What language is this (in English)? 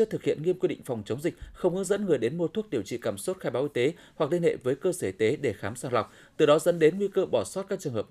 Vietnamese